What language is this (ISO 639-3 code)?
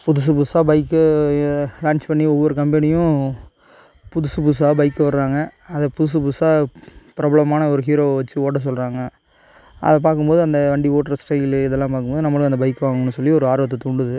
tam